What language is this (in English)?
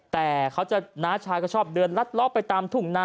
Thai